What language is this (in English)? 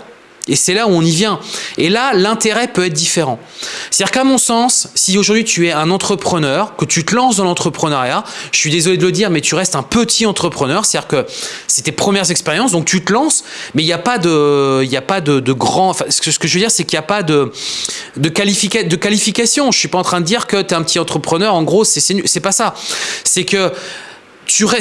French